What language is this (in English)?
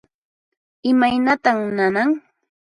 Puno Quechua